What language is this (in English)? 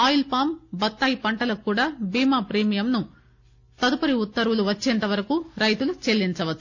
Telugu